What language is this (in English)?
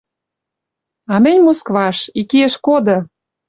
Western Mari